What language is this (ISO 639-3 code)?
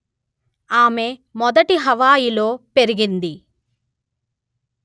tel